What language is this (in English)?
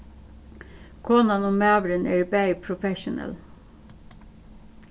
Faroese